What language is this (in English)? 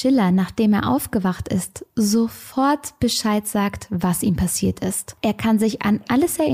German